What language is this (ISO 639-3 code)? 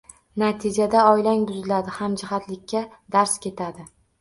uzb